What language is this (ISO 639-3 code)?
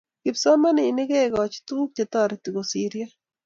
kln